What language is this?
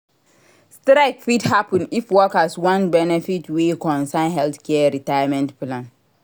Nigerian Pidgin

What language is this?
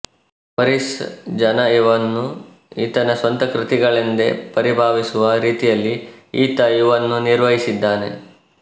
Kannada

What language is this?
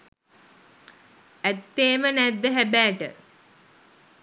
Sinhala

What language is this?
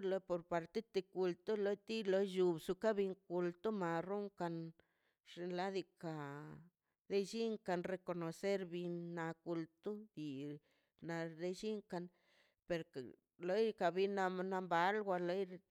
Mazaltepec Zapotec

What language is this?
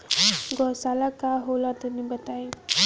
Bhojpuri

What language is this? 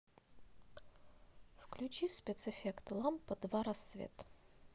Russian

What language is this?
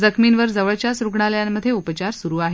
Marathi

